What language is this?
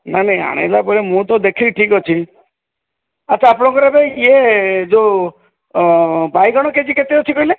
Odia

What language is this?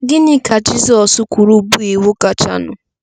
Igbo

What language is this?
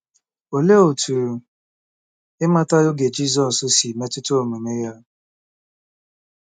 Igbo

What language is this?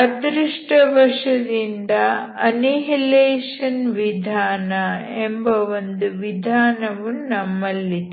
Kannada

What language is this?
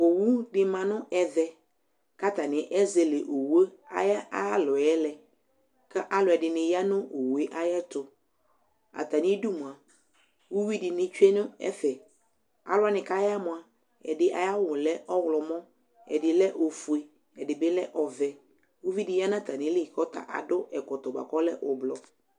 Ikposo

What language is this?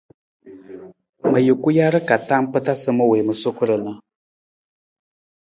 Nawdm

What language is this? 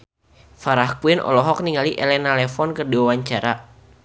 Sundanese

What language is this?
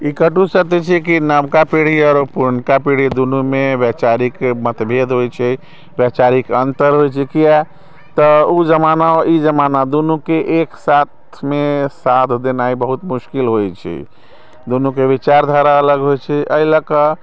Maithili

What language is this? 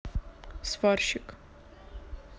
Russian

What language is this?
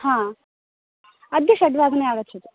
Sanskrit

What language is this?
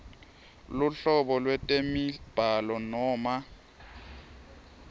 Swati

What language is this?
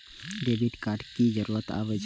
Maithili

